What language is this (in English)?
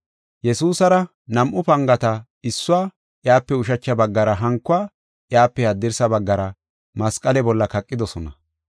Gofa